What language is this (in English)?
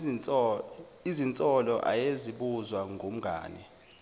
Zulu